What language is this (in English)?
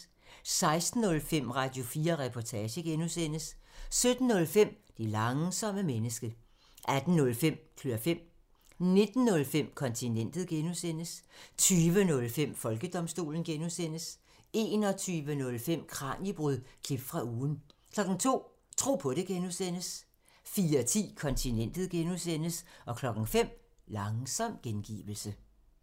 Danish